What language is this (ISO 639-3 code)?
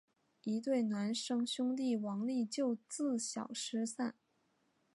zho